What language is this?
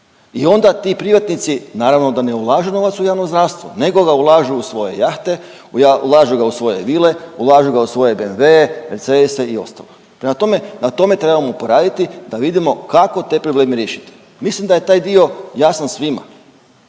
Croatian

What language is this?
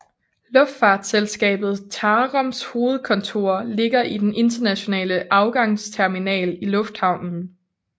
Danish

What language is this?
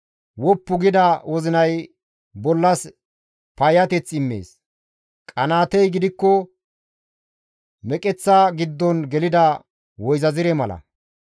Gamo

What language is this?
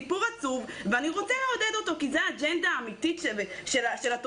Hebrew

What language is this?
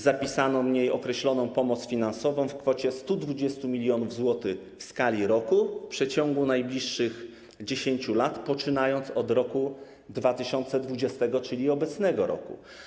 Polish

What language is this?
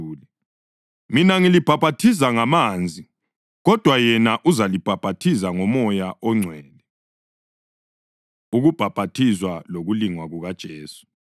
North Ndebele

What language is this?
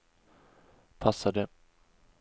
Swedish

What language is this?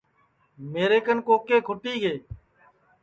Sansi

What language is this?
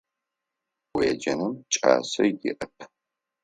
Adyghe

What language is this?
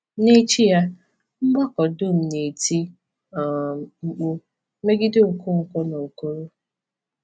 Igbo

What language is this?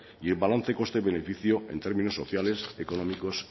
Spanish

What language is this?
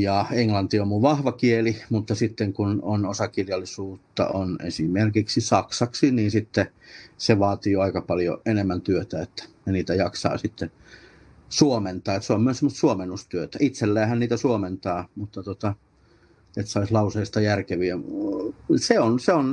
Finnish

